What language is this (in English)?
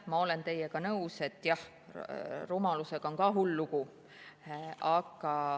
Estonian